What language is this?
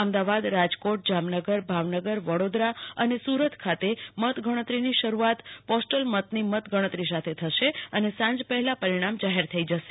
Gujarati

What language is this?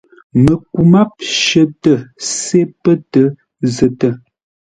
Ngombale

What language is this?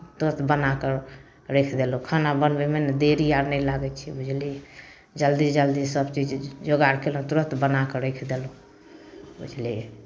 Maithili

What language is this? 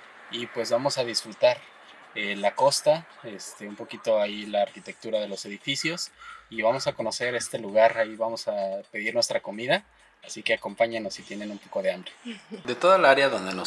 Spanish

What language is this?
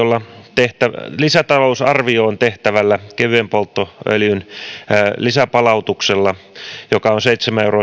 Finnish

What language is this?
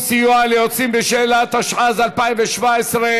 Hebrew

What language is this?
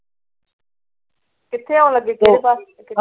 Punjabi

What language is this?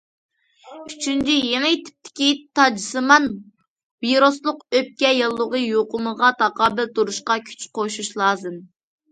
Uyghur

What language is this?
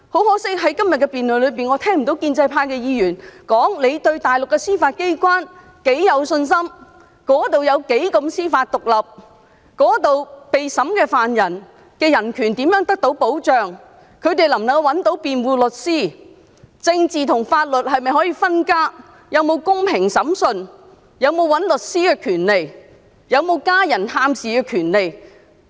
Cantonese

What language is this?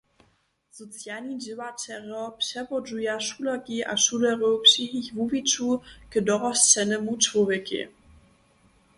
Upper Sorbian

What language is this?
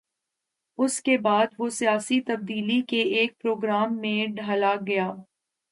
Urdu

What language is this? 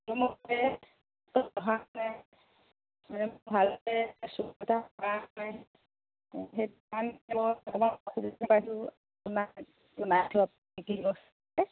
Assamese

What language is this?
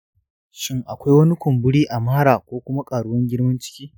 Hausa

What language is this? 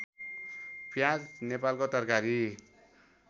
Nepali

